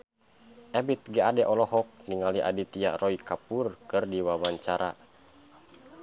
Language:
Sundanese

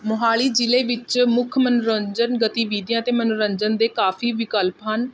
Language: Punjabi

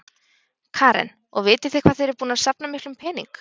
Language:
Icelandic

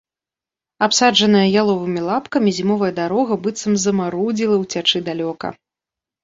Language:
Belarusian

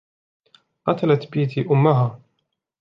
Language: Arabic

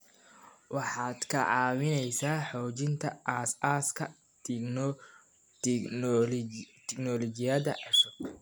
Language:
Somali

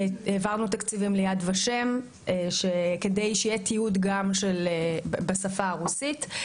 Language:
Hebrew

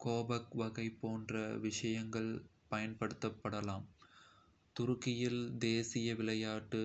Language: Kota (India)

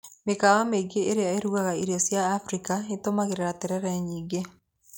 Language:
Kikuyu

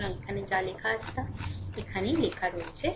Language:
Bangla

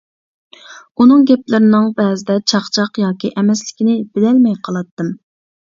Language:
Uyghur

